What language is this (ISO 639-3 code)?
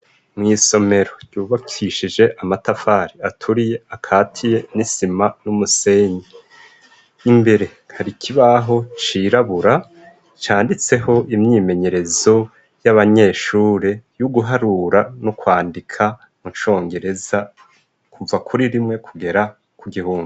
run